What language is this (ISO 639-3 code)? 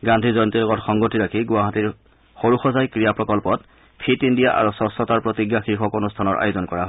asm